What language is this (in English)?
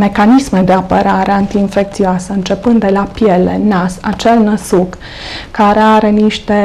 Romanian